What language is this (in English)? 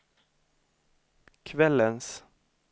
Swedish